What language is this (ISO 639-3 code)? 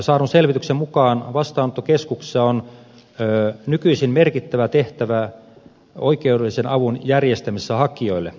fin